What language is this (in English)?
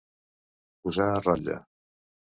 Catalan